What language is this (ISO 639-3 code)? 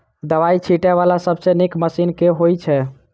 mai